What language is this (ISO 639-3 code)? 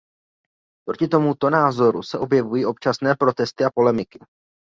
ces